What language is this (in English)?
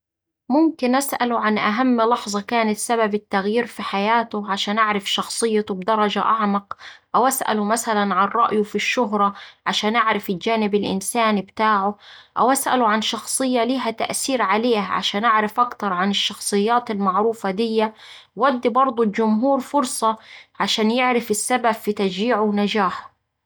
Saidi Arabic